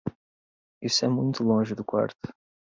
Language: Portuguese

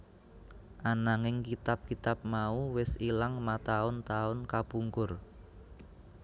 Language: Javanese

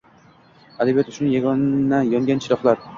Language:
Uzbek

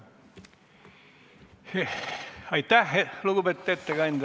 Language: Estonian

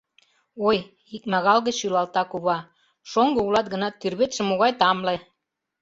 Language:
Mari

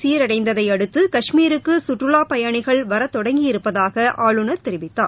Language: Tamil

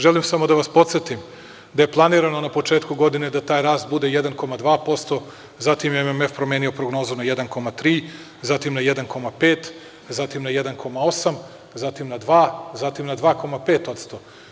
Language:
Serbian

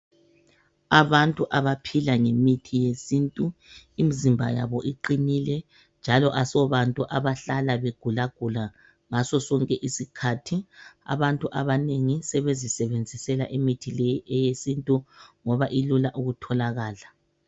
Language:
North Ndebele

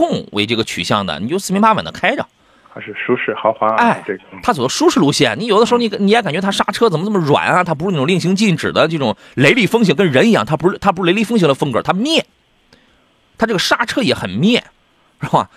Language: Chinese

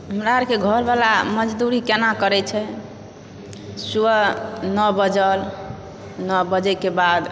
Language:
Maithili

